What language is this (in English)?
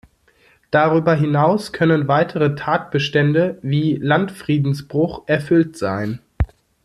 German